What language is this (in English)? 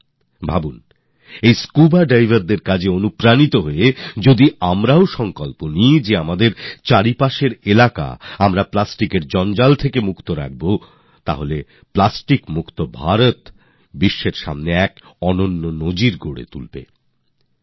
Bangla